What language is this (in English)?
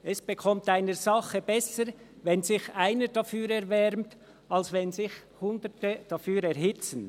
Swiss German